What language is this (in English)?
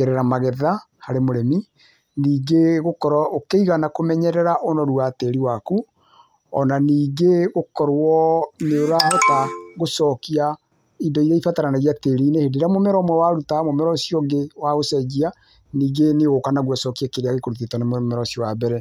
Kikuyu